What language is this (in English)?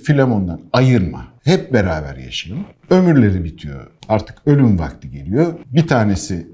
Turkish